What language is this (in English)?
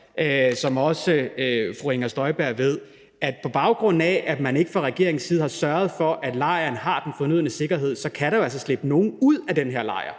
Danish